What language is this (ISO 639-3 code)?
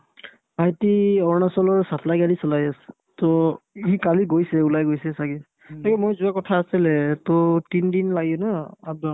asm